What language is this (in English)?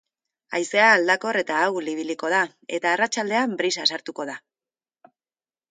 Basque